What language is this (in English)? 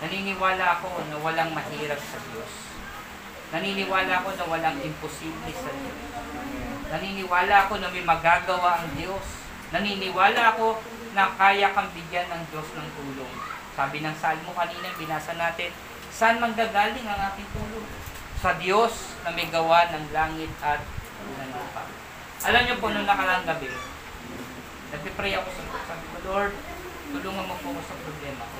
Filipino